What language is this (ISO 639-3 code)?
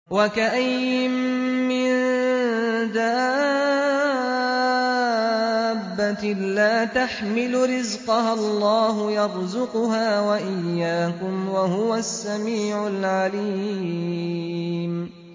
ara